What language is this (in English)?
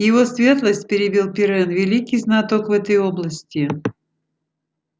Russian